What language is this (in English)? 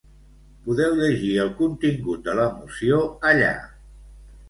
Catalan